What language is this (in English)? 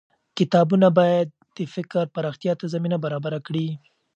Pashto